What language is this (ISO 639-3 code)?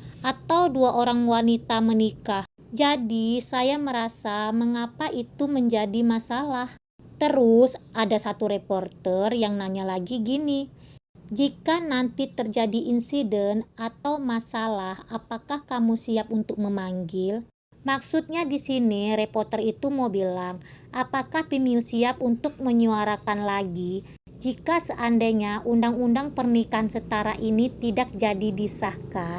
ind